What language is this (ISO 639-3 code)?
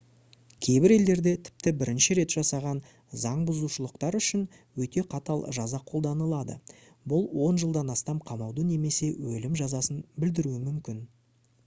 kaz